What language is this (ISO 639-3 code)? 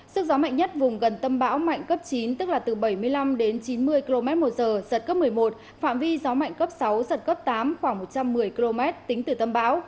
vie